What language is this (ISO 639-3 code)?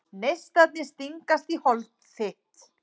isl